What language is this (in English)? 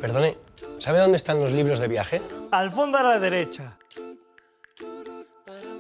Spanish